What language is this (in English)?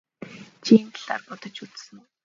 Mongolian